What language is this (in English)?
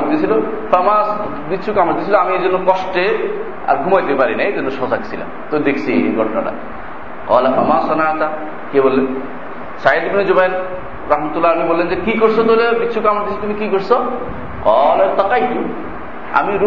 Bangla